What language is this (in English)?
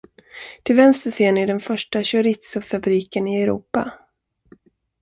Swedish